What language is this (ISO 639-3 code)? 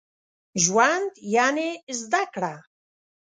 pus